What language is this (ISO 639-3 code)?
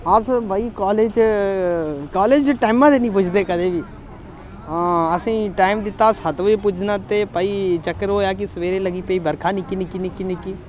doi